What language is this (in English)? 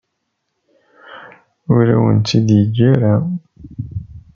Kabyle